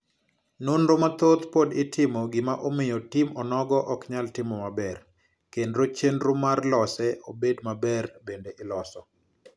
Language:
Luo (Kenya and Tanzania)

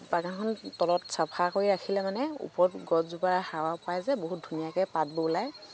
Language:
Assamese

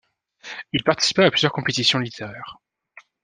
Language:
French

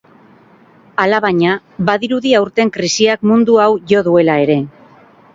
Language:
Basque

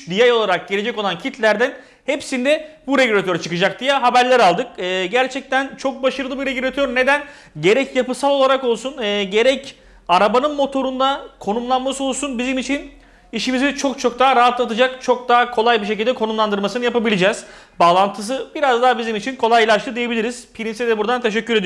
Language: Turkish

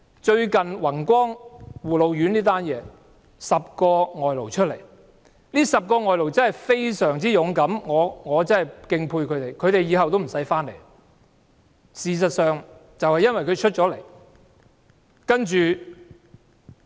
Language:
Cantonese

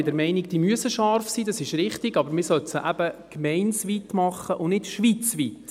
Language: Swiss German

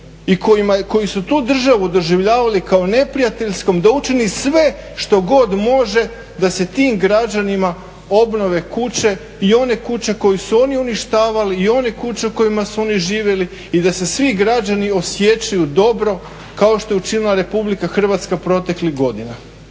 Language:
Croatian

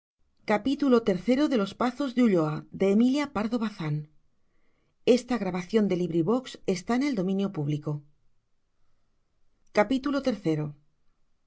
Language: Spanish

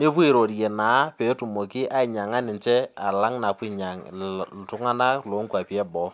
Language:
Masai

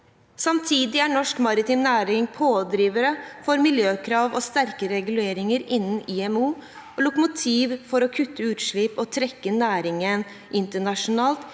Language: Norwegian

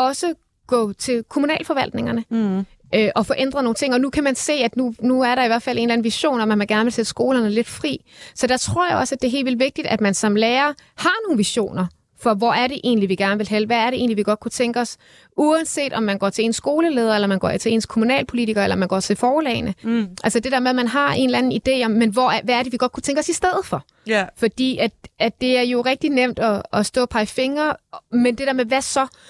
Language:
Danish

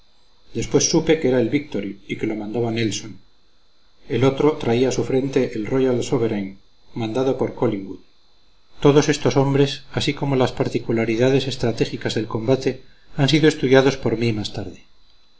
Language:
Spanish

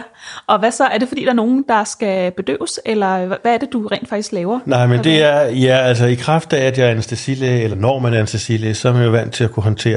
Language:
Danish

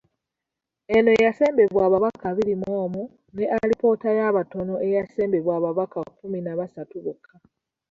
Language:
Ganda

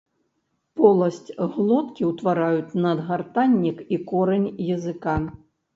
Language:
Belarusian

